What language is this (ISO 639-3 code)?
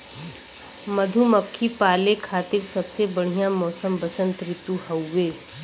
bho